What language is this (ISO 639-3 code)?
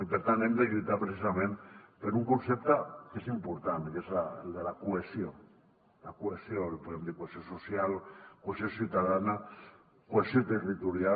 cat